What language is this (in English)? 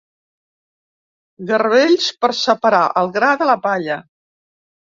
Catalan